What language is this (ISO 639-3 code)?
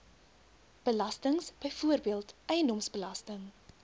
afr